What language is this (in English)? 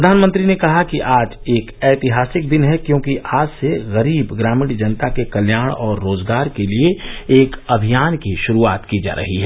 Hindi